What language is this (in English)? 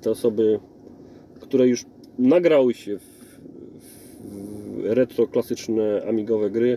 Polish